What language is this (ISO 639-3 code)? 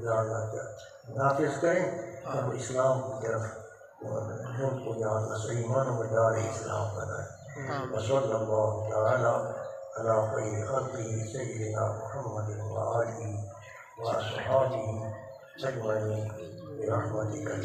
ara